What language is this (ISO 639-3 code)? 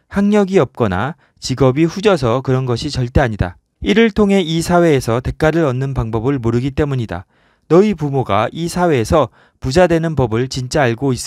kor